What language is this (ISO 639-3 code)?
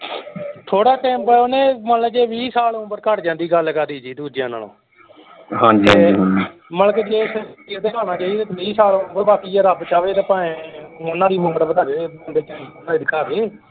pan